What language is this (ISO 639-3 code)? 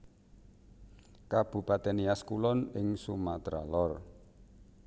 jav